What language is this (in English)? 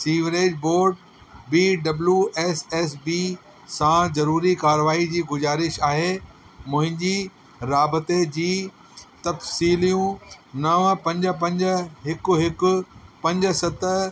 Sindhi